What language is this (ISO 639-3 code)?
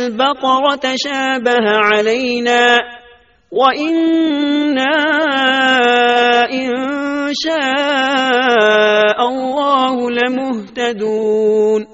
urd